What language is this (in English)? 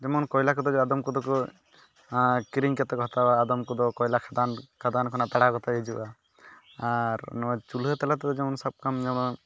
Santali